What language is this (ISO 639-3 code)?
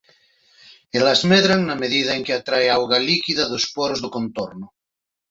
glg